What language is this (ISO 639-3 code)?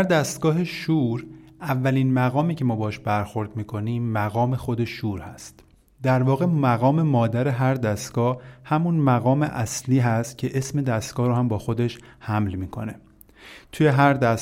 fas